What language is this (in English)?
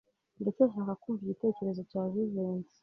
Kinyarwanda